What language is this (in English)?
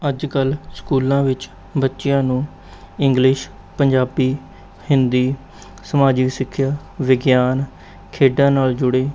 Punjabi